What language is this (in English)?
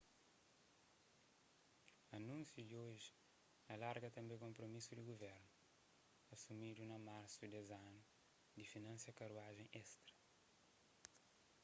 Kabuverdianu